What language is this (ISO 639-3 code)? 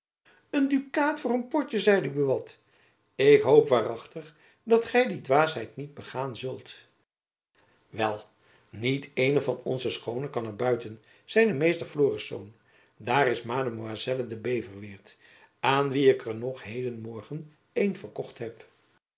nld